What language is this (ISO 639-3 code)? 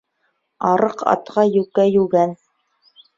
bak